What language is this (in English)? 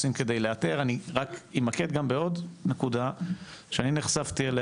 Hebrew